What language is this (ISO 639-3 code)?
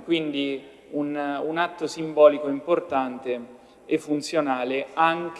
ita